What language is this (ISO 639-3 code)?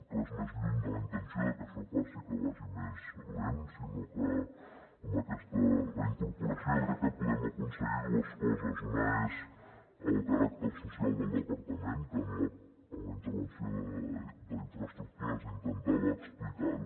cat